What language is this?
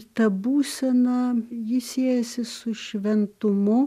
Lithuanian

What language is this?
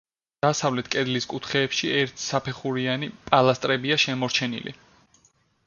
Georgian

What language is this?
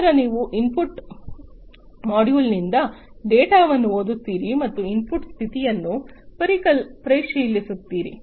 Kannada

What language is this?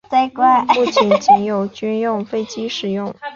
Chinese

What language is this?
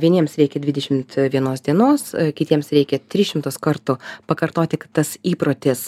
Lithuanian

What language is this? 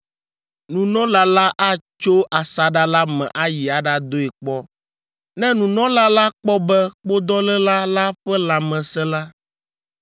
Ewe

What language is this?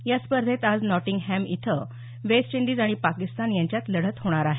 Marathi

